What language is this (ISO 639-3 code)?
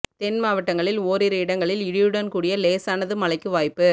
tam